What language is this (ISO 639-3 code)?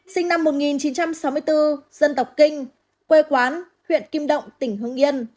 vie